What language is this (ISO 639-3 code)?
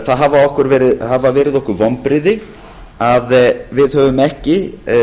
isl